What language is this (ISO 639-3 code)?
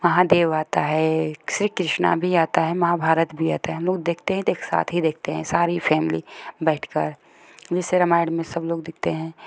hin